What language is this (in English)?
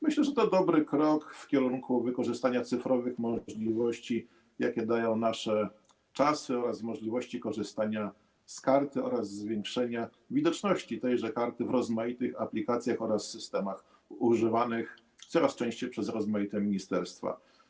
Polish